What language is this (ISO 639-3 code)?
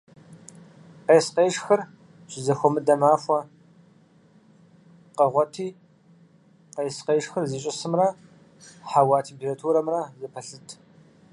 kbd